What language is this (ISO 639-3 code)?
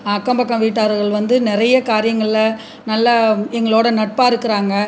tam